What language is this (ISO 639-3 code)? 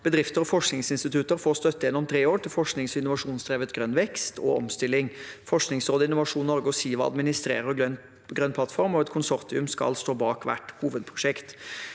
nor